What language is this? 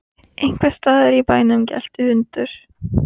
Icelandic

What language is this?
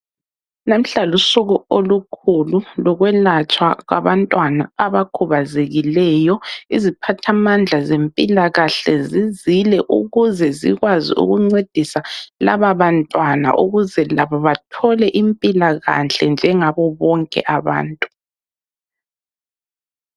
North Ndebele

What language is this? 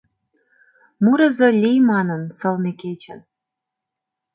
Mari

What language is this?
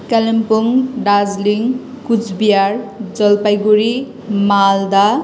Nepali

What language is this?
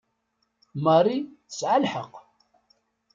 Kabyle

